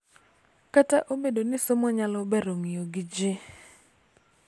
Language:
Luo (Kenya and Tanzania)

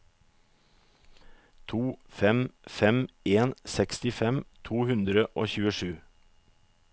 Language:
Norwegian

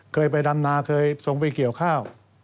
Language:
Thai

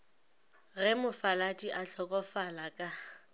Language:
Northern Sotho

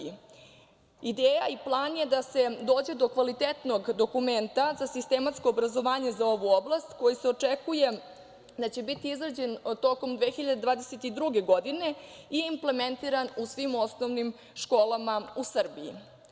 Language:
Serbian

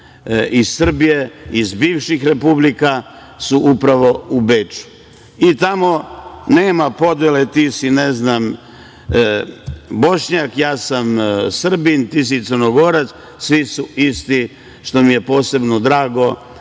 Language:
Serbian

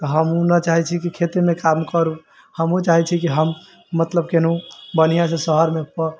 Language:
Maithili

